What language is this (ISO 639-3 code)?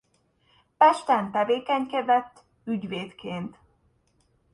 hun